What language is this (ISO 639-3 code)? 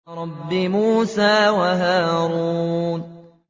ara